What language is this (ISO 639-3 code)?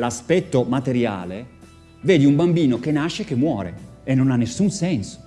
ita